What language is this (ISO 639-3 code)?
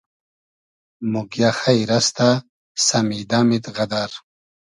haz